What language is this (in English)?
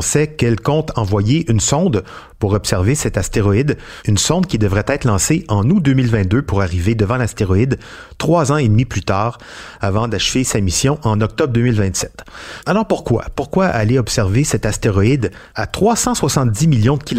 French